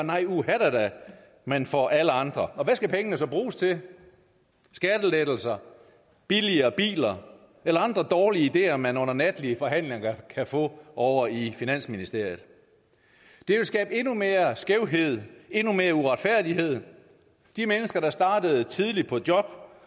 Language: Danish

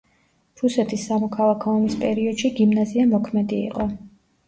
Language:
Georgian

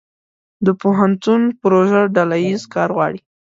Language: Pashto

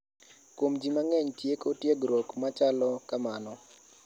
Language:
Luo (Kenya and Tanzania)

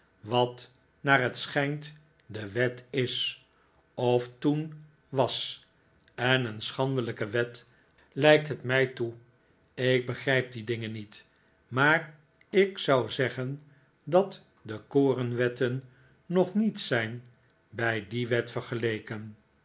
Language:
Dutch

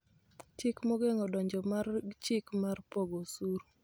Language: Luo (Kenya and Tanzania)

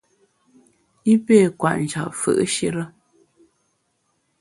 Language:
Bamun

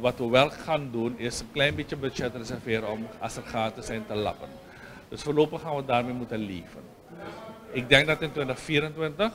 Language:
Dutch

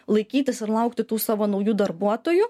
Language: Lithuanian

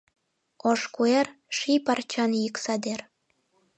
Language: Mari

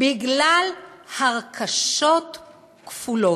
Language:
Hebrew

